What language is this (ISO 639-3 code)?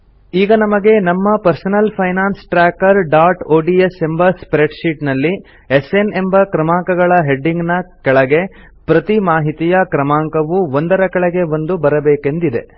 kan